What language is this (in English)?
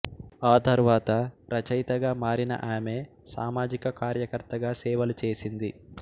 Telugu